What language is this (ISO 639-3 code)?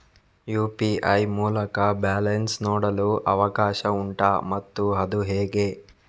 kan